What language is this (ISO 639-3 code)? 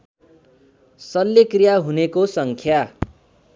nep